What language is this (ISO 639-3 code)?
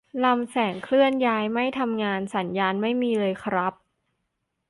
tha